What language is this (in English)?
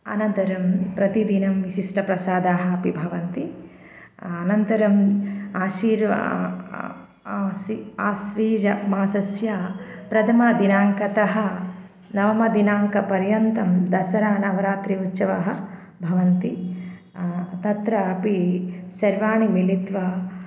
Sanskrit